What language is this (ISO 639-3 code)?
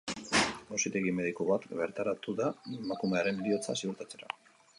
eus